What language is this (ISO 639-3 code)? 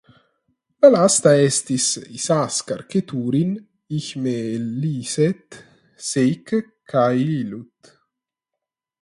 epo